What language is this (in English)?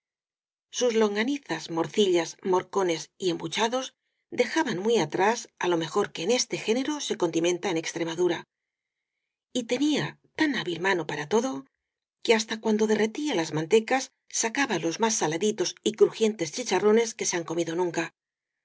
Spanish